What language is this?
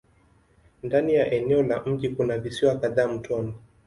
Swahili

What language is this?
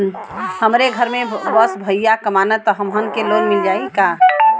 Bhojpuri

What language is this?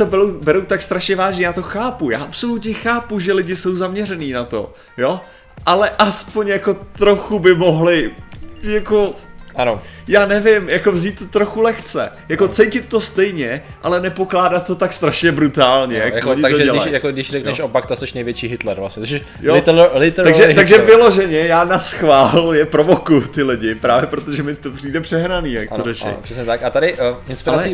Czech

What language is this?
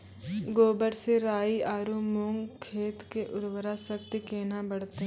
Maithili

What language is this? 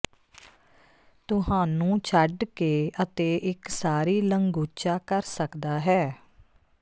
Punjabi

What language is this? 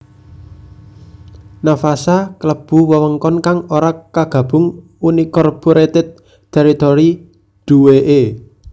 Javanese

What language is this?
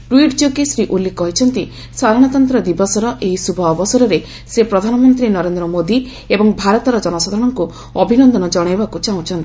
Odia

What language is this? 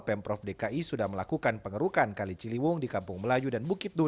Indonesian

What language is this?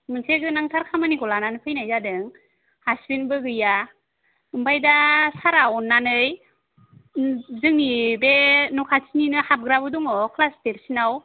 Bodo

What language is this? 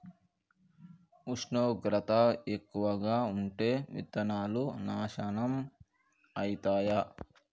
Telugu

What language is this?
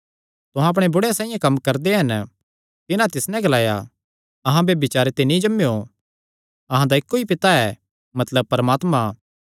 Kangri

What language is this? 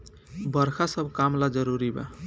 Bhojpuri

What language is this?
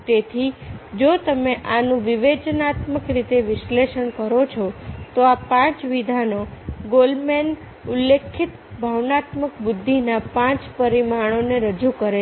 Gujarati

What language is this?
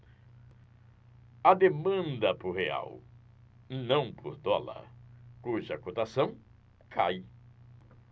Portuguese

